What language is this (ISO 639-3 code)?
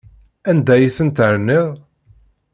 kab